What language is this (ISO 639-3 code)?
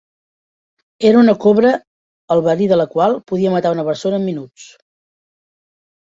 cat